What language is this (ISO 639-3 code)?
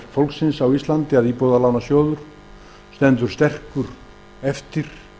isl